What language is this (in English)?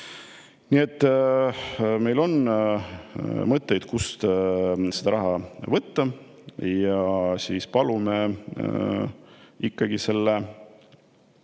Estonian